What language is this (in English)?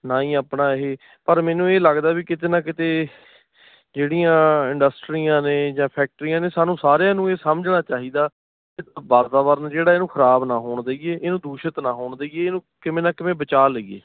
Punjabi